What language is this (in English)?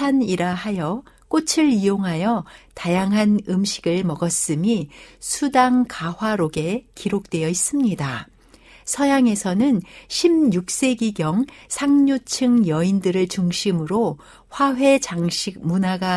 Korean